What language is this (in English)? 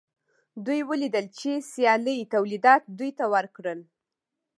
Pashto